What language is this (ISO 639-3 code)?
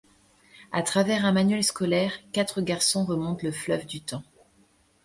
fra